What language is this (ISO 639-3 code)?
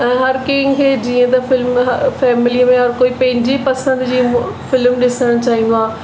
snd